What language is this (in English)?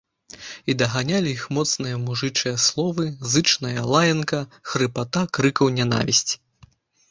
Belarusian